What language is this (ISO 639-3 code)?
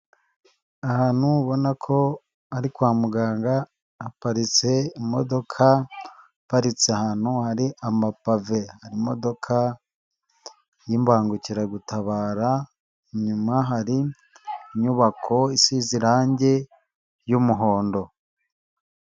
kin